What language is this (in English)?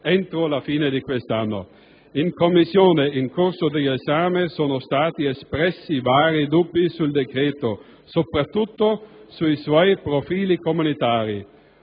Italian